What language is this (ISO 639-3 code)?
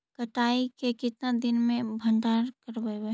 mag